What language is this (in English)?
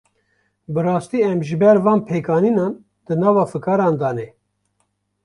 Kurdish